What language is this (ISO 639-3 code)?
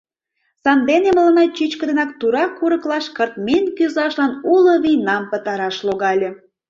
chm